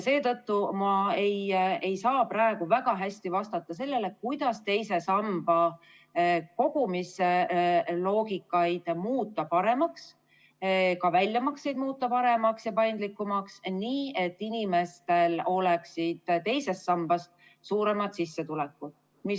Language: Estonian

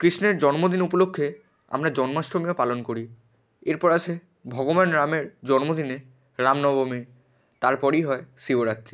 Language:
Bangla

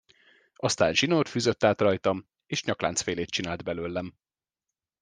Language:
Hungarian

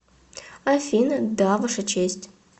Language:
Russian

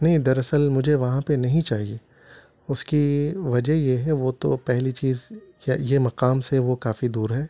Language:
Urdu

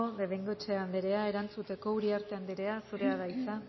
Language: Basque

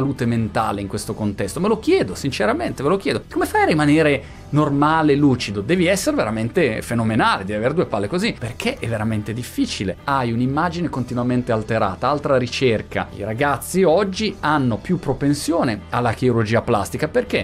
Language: Italian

